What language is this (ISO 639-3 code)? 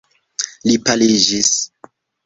epo